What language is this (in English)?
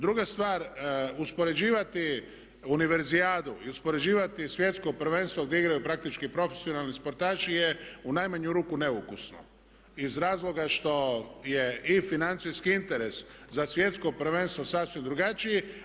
Croatian